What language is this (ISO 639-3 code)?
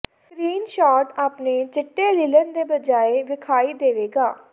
pan